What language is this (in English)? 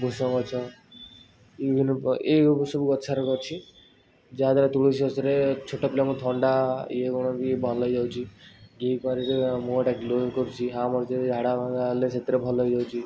Odia